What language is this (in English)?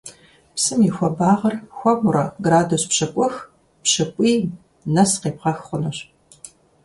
Kabardian